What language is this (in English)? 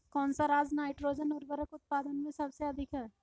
Hindi